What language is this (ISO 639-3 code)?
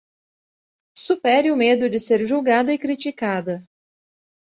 por